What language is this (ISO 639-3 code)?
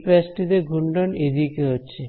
ben